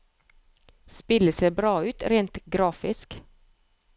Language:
Norwegian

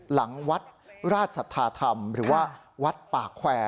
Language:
Thai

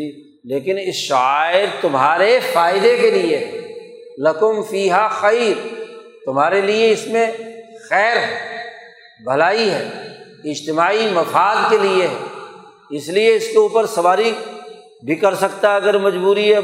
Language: Urdu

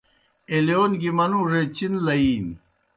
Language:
Kohistani Shina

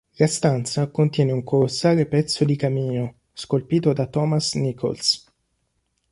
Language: Italian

